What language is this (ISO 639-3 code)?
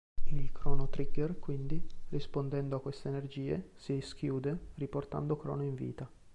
ita